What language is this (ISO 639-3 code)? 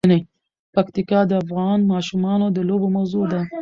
pus